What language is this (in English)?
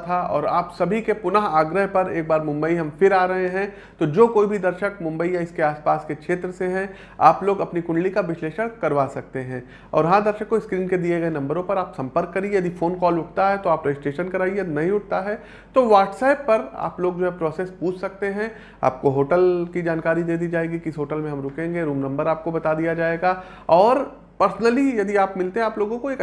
Hindi